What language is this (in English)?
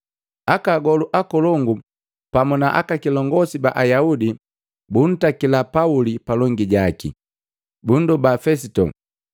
Matengo